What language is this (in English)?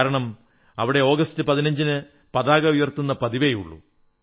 Malayalam